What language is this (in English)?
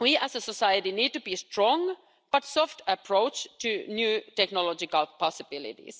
English